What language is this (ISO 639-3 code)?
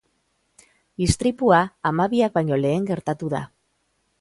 eus